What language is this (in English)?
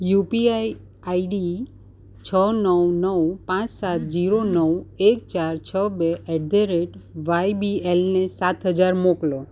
Gujarati